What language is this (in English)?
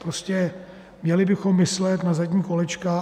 Czech